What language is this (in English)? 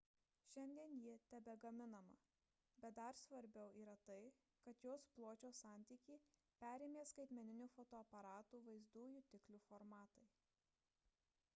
Lithuanian